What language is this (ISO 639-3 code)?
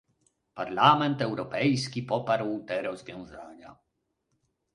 pol